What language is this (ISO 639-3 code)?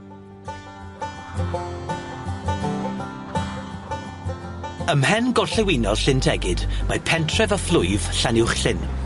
cym